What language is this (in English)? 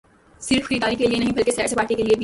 Urdu